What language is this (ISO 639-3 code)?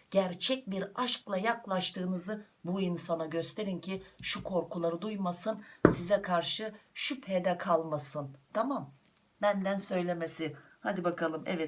tur